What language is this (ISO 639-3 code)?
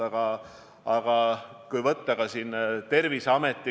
est